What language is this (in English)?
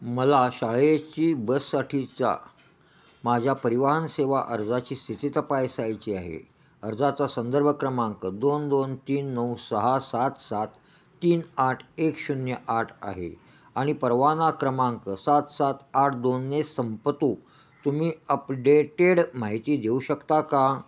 Marathi